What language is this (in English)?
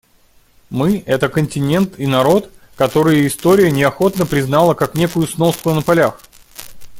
Russian